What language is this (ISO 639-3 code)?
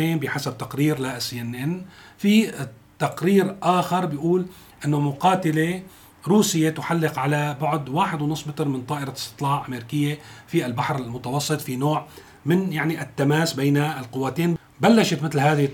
ara